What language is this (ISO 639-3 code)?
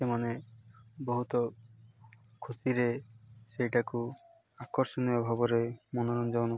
ori